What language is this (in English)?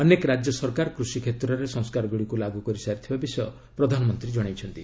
Odia